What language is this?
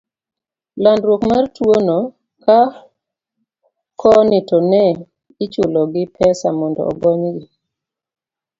Luo (Kenya and Tanzania)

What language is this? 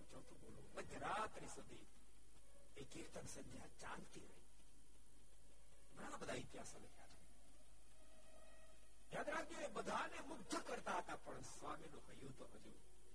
Gujarati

